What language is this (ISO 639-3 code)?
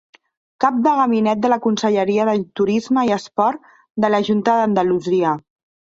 cat